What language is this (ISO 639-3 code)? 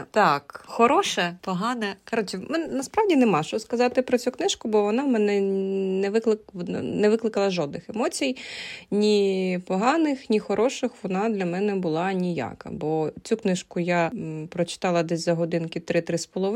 ukr